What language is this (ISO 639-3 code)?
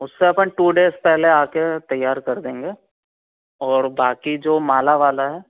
hin